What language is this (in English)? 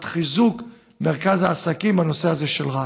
Hebrew